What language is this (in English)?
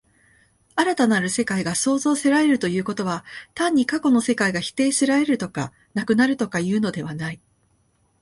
Japanese